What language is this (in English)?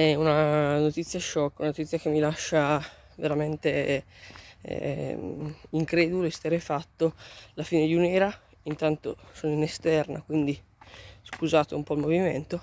Italian